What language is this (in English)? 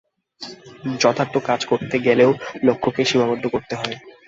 Bangla